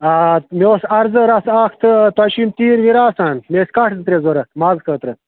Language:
Kashmiri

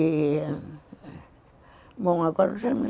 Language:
Portuguese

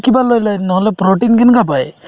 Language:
Assamese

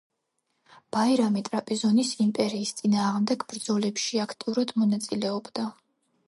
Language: Georgian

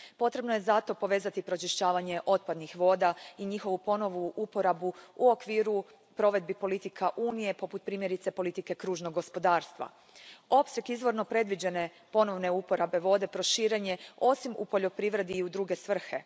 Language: Croatian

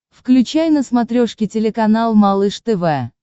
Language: Russian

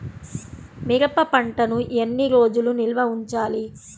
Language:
Telugu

